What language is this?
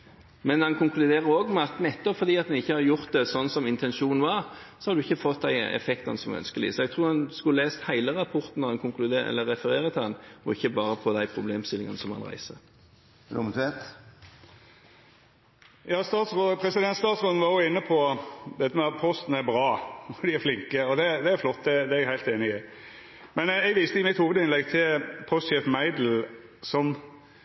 Norwegian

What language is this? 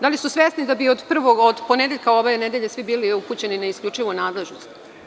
Serbian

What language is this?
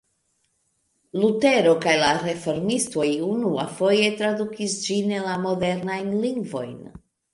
Esperanto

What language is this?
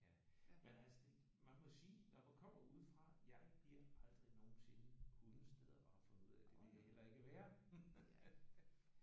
Danish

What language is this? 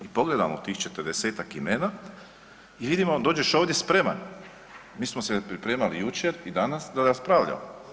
Croatian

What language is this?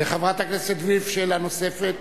Hebrew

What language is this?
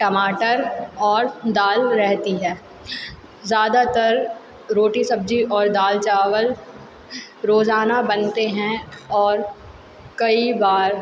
Hindi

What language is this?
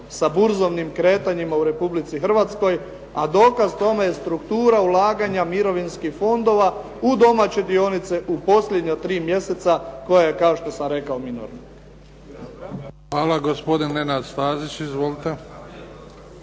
Croatian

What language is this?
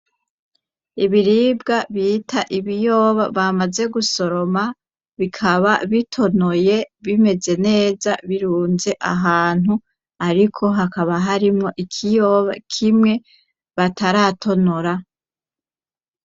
Rundi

